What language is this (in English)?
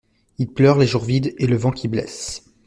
French